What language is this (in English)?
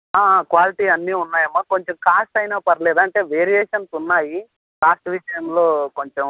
Telugu